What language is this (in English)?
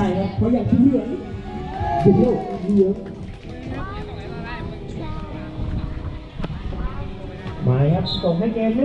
Thai